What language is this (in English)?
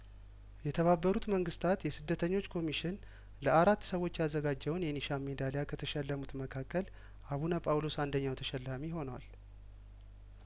Amharic